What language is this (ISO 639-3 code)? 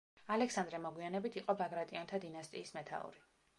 kat